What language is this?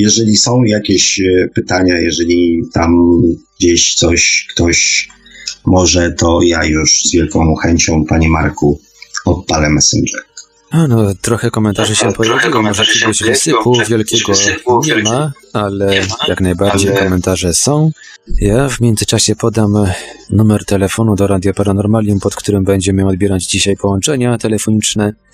Polish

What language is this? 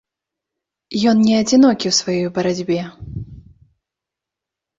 Belarusian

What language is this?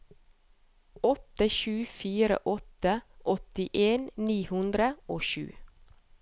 Norwegian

